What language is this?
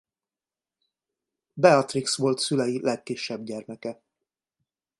Hungarian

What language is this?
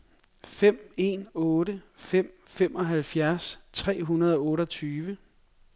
Danish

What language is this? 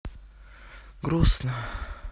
Russian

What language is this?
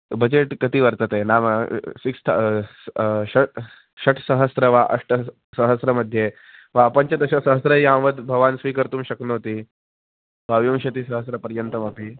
Sanskrit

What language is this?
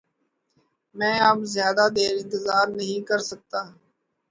Urdu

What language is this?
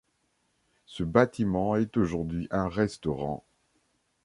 French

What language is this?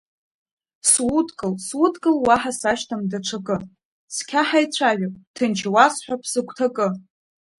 Abkhazian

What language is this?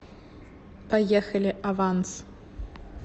Russian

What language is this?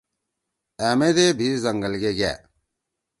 Torwali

